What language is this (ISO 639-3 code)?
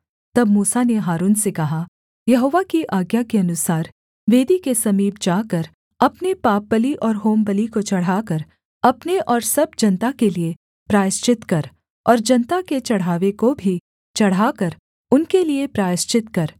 hin